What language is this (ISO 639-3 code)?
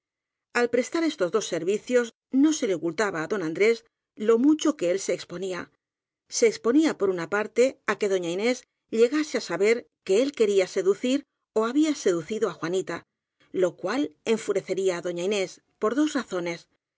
spa